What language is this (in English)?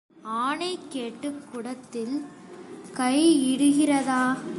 Tamil